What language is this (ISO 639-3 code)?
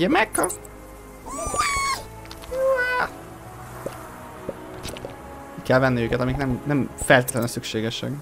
hun